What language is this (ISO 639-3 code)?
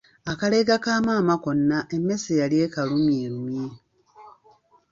lug